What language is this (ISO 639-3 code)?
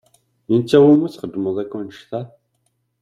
kab